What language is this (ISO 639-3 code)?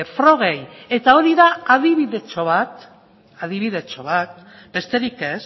eus